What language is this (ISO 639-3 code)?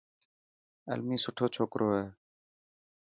mki